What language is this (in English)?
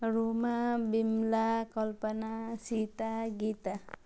Nepali